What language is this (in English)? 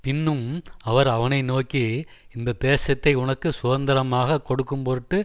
Tamil